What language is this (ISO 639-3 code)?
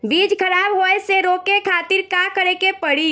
bho